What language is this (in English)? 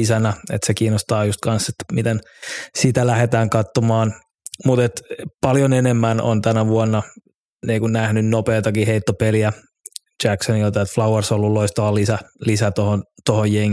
Finnish